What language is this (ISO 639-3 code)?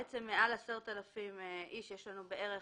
heb